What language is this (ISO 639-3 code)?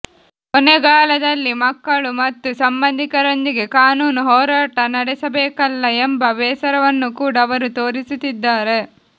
kan